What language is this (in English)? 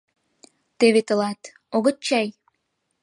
Mari